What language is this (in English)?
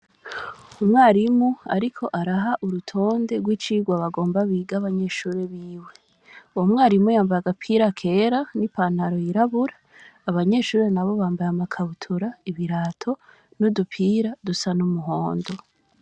Rundi